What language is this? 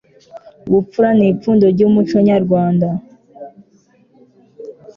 Kinyarwanda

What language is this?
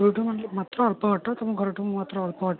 Odia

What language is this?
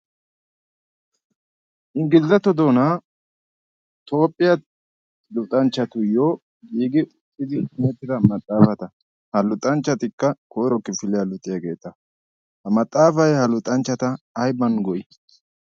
Wolaytta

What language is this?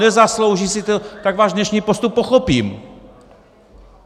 Czech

